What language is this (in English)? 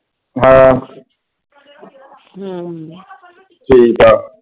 Punjabi